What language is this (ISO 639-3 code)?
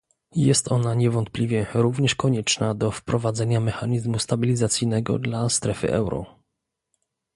pol